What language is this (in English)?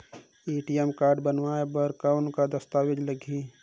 Chhattisgarhi